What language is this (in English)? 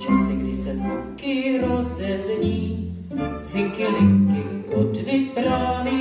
Czech